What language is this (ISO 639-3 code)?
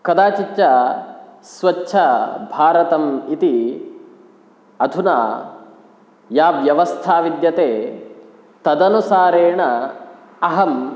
san